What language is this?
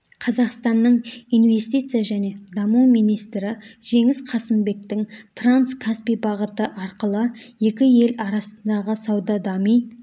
Kazakh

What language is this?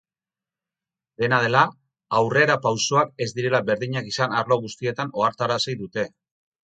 Basque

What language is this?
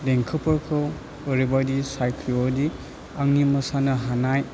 Bodo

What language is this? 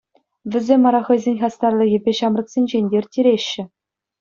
Chuvash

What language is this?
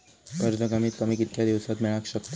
Marathi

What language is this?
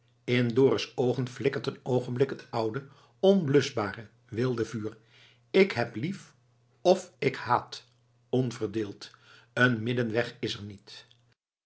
Dutch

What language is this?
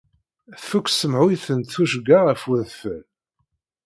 Kabyle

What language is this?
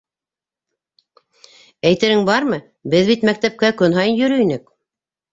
Bashkir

